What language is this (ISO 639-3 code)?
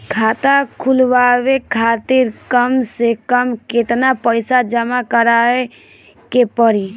bho